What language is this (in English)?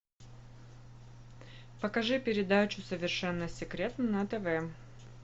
Russian